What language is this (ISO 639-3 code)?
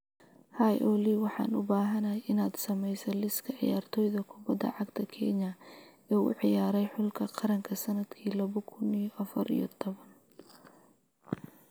som